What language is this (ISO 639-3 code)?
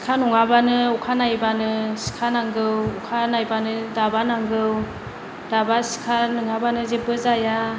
brx